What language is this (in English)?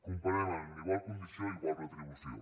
Catalan